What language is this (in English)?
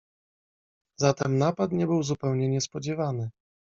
Polish